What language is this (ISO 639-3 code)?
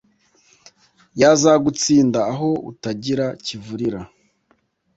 kin